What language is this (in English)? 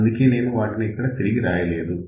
Telugu